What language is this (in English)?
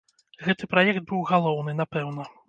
Belarusian